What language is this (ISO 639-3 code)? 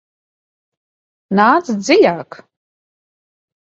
lav